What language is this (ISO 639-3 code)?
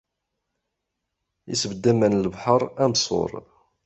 kab